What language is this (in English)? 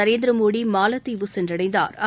Tamil